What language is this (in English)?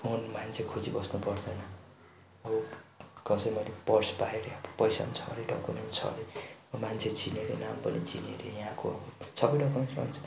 Nepali